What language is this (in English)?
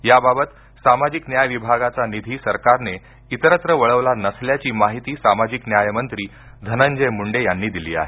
Marathi